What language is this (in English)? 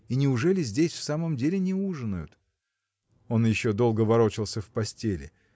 Russian